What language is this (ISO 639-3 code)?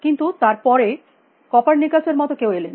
ben